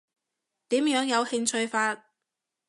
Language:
Cantonese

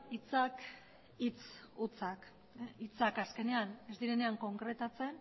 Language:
Basque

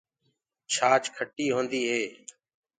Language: Gurgula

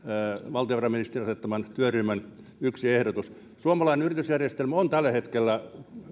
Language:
Finnish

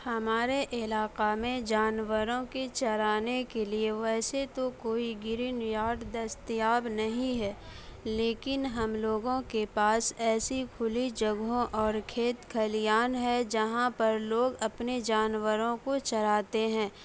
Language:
Urdu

